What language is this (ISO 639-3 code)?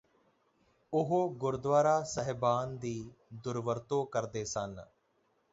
pan